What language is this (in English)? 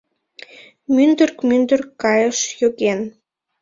Mari